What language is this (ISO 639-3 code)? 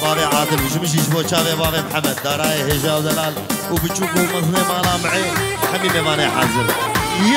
ara